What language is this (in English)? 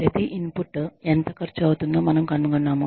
Telugu